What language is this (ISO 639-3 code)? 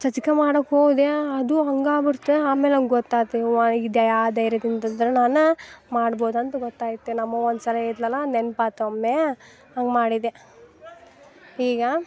kan